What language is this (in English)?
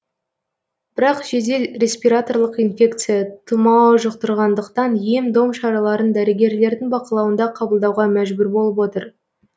Kazakh